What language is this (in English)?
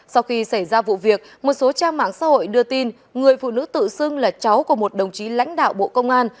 Vietnamese